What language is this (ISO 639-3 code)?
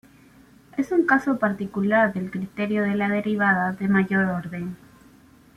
spa